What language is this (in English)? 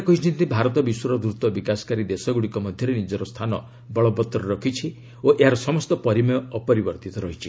Odia